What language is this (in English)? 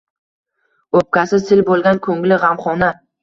Uzbek